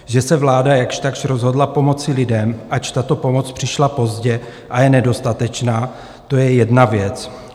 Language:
Czech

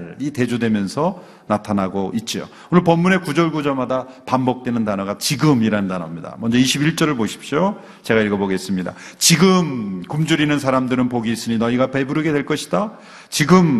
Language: Korean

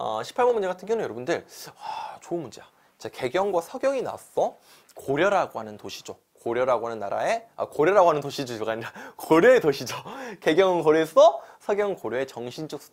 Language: Korean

